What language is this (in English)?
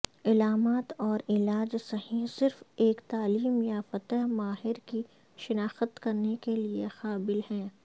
Urdu